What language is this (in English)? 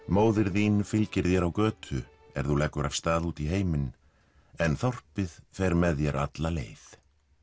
Icelandic